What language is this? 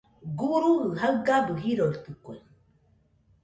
Nüpode Huitoto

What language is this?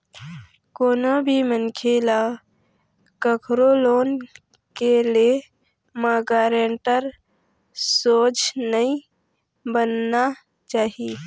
Chhattisgarhi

